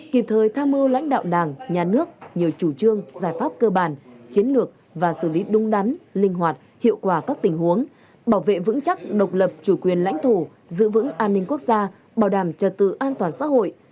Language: Vietnamese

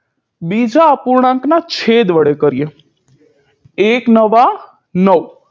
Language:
Gujarati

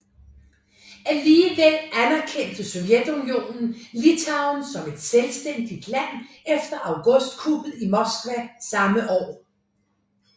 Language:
Danish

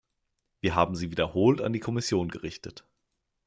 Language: German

